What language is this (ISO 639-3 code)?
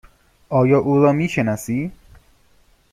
fas